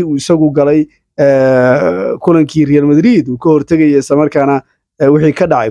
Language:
Arabic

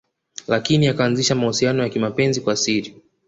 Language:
Swahili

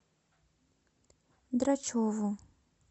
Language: Russian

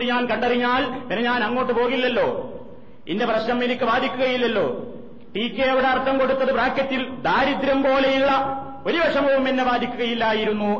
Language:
Malayalam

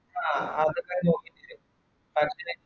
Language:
Malayalam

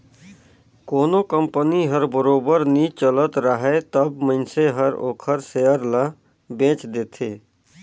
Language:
Chhattisgarhi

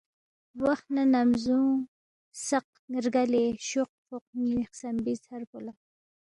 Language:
Balti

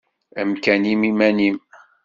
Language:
Kabyle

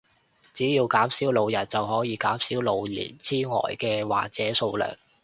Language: Cantonese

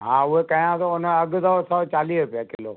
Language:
Sindhi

